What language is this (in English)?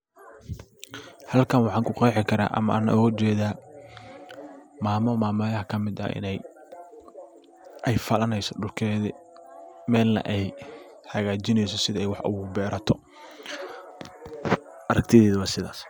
Somali